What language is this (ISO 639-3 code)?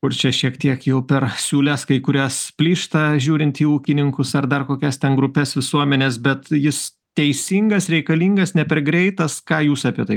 lit